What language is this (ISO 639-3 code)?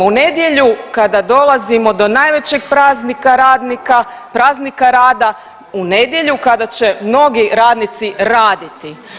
hrv